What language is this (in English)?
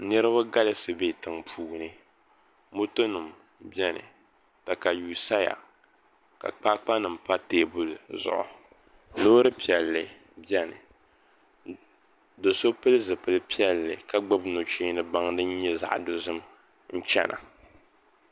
Dagbani